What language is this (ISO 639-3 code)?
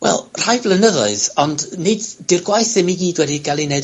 cym